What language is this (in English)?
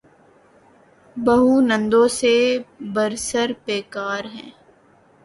Urdu